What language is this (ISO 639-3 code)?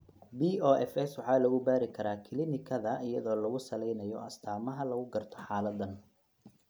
som